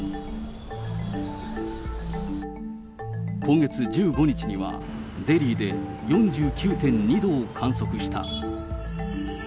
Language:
Japanese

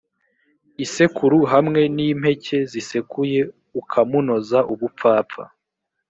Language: Kinyarwanda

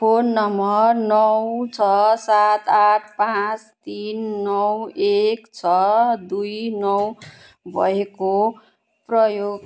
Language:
Nepali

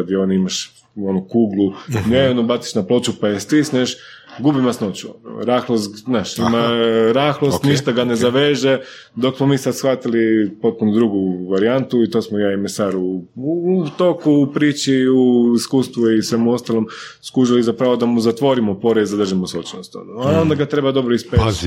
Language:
Croatian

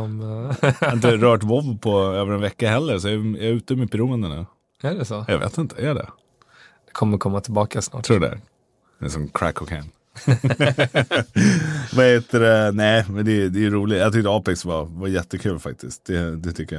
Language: Swedish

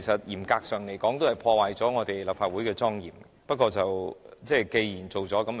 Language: Cantonese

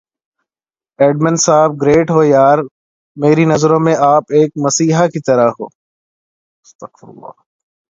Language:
Urdu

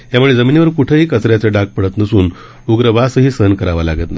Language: Marathi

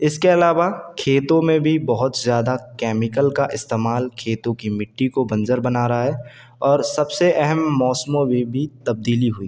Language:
Urdu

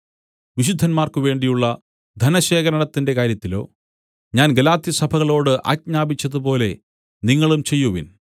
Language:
Malayalam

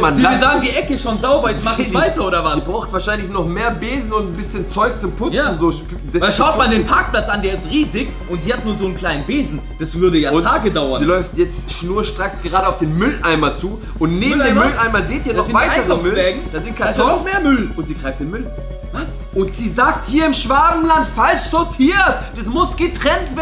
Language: German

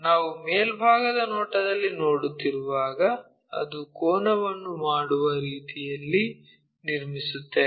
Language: Kannada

